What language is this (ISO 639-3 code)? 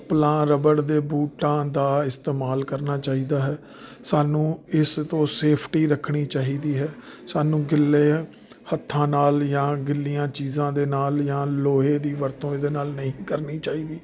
pan